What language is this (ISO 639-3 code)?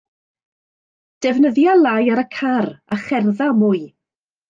cym